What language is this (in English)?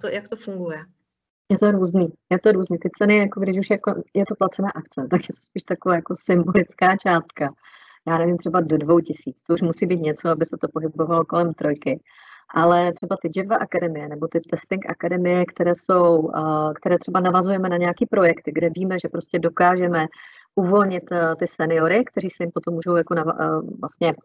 Czech